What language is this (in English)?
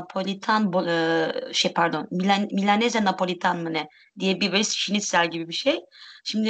Turkish